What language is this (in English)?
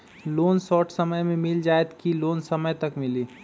Magahi